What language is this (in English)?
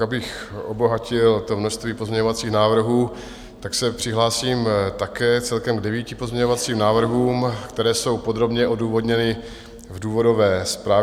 Czech